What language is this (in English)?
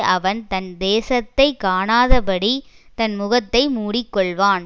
Tamil